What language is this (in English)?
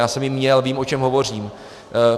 Czech